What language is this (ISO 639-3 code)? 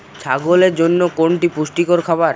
ben